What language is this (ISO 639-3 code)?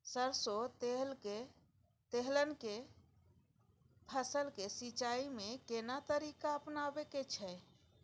mai